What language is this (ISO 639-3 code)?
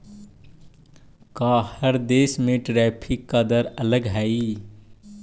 mag